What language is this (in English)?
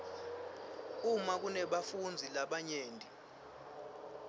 Swati